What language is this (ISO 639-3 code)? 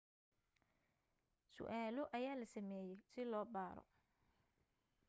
som